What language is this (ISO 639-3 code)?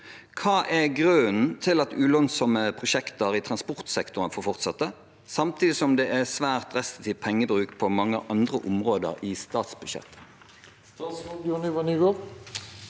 nor